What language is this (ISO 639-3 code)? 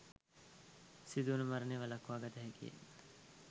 sin